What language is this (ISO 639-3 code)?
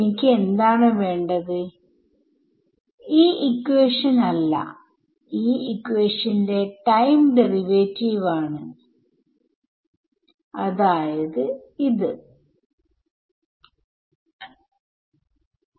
mal